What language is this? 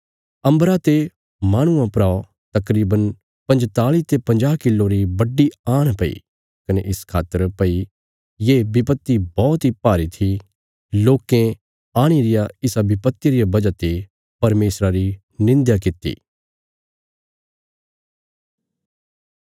Bilaspuri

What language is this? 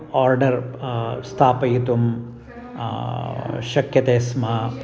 Sanskrit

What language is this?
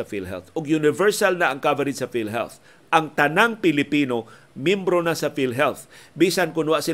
Filipino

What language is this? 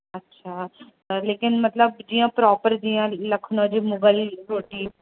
Sindhi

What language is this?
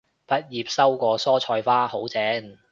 Cantonese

